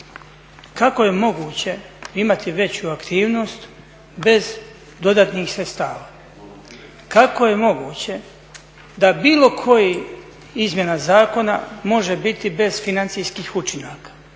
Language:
Croatian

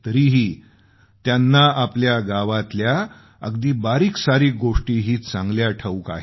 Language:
Marathi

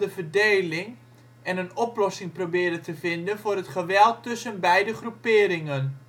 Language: Dutch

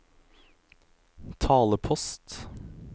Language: Norwegian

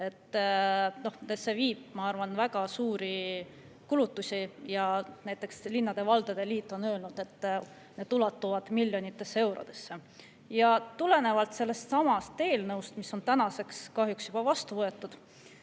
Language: Estonian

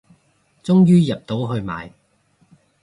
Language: Cantonese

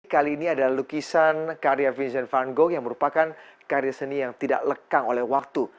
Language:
Indonesian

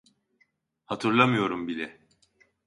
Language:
Turkish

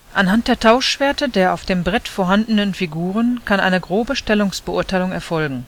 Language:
German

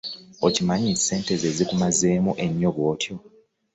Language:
Ganda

